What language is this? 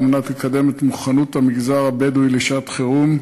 Hebrew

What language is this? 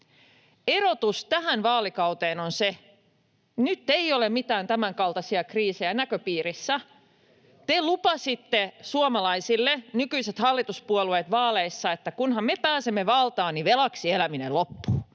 Finnish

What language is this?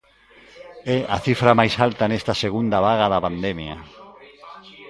Galician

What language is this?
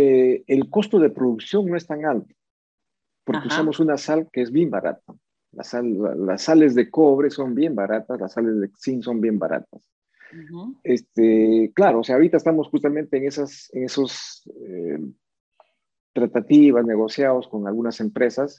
Spanish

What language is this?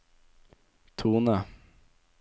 Norwegian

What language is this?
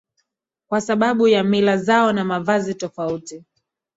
Swahili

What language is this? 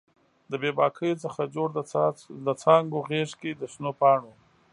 Pashto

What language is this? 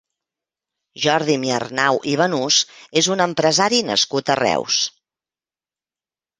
Catalan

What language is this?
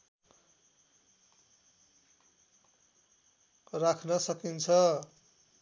Nepali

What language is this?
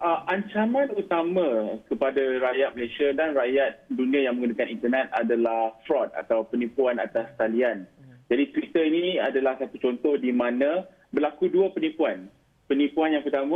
Malay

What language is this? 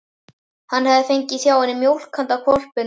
Icelandic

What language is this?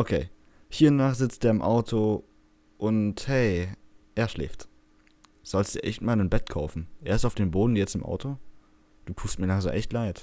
German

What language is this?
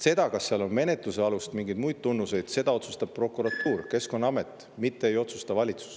Estonian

